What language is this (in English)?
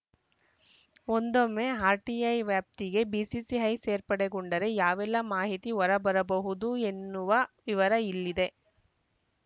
Kannada